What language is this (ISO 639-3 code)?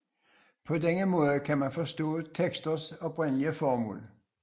dan